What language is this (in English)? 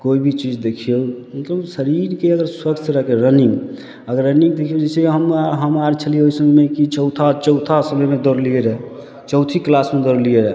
Maithili